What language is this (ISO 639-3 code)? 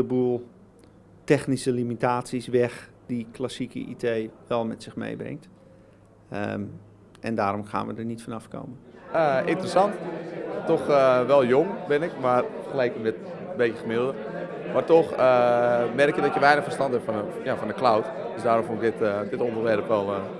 nld